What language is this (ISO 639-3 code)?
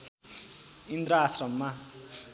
nep